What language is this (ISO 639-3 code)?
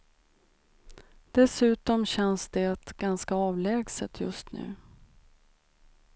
swe